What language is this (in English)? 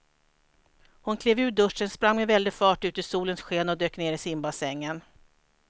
Swedish